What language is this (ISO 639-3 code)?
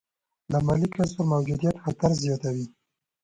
pus